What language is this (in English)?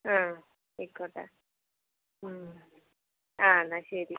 Malayalam